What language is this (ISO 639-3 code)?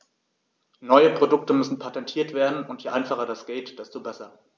deu